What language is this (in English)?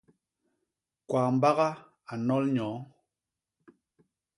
Basaa